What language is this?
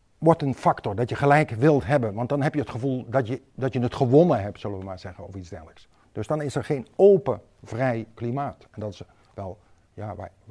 Dutch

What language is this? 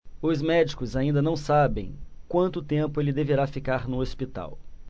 Portuguese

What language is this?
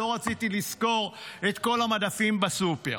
Hebrew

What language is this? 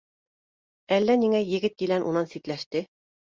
Bashkir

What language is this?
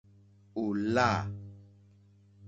Mokpwe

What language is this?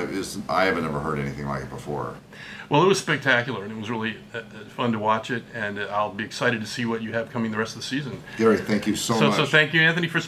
English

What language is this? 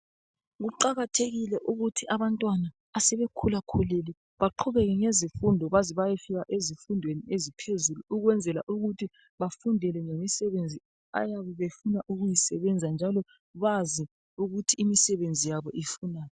North Ndebele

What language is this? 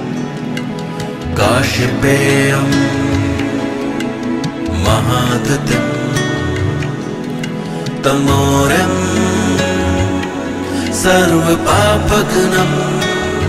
Romanian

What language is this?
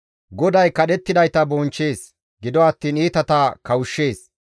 Gamo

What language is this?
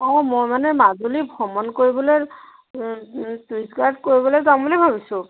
Assamese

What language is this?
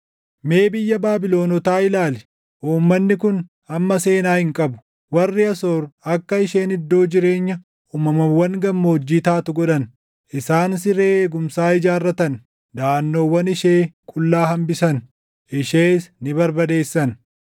Oromo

